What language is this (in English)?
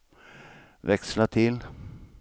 Swedish